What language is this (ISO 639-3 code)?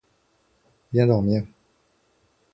fra